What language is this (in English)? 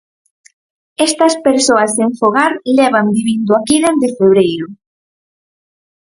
Galician